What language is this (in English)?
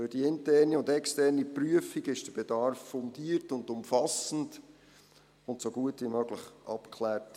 Swiss German